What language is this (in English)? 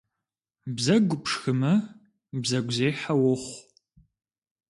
Kabardian